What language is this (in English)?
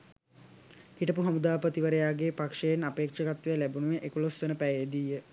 Sinhala